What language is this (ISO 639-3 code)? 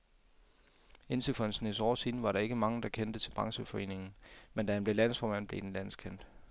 dan